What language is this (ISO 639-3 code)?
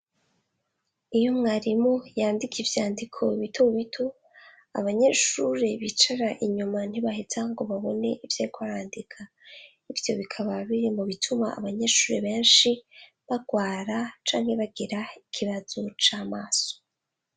run